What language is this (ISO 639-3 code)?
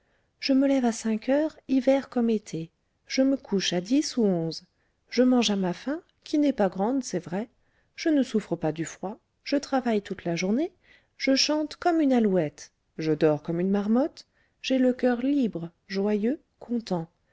fra